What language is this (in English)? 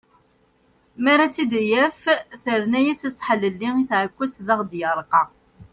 Kabyle